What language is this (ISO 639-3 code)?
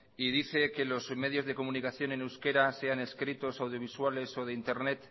spa